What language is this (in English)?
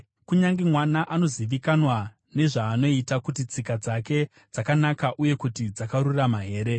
Shona